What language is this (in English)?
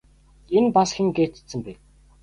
Mongolian